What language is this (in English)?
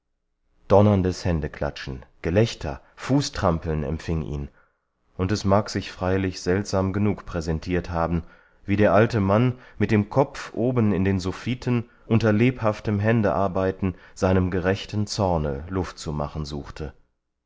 German